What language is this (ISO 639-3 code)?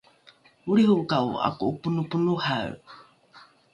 dru